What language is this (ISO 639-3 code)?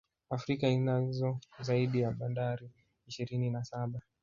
swa